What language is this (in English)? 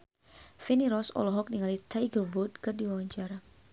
Sundanese